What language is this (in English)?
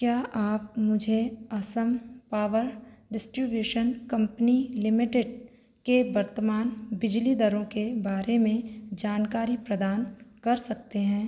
Hindi